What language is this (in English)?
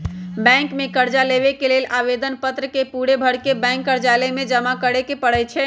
Magahi